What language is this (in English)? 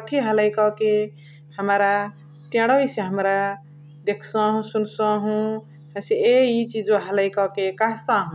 Chitwania Tharu